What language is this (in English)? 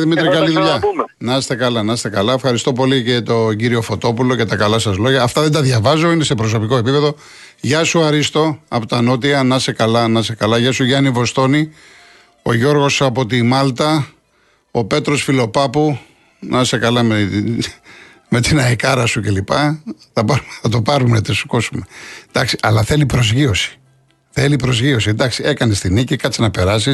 Greek